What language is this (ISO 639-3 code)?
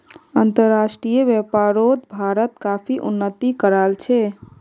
mag